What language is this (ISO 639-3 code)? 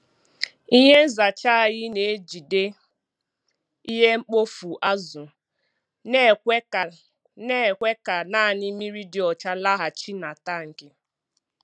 ibo